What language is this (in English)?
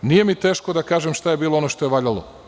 Serbian